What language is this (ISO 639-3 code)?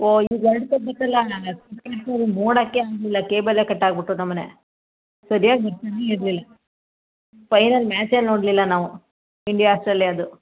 kan